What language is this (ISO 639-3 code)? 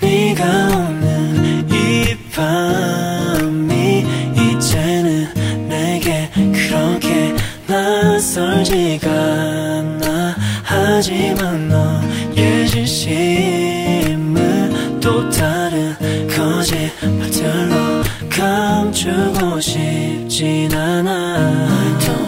kor